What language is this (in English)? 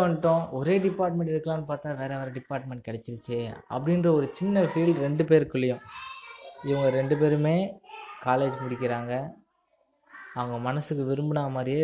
Tamil